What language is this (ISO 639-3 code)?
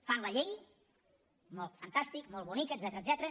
cat